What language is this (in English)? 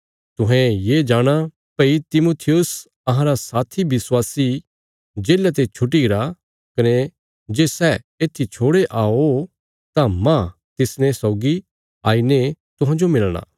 Bilaspuri